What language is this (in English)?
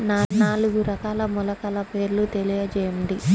Telugu